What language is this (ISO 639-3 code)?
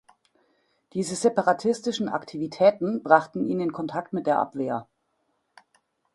deu